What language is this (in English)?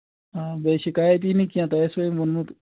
Kashmiri